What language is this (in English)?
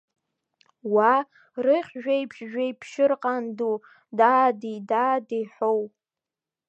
Abkhazian